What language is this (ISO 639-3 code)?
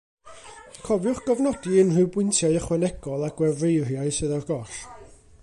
cym